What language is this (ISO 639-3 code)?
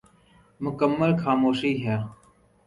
urd